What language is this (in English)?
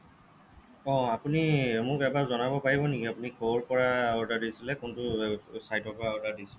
Assamese